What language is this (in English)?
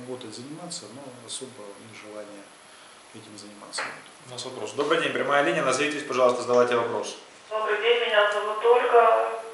Russian